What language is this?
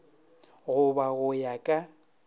Northern Sotho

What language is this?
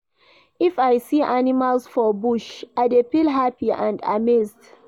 Nigerian Pidgin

